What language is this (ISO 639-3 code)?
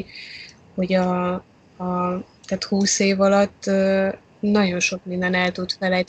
hun